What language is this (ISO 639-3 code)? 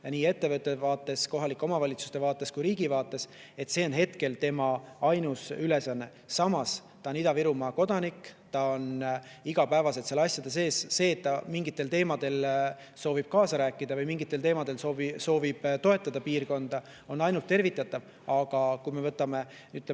est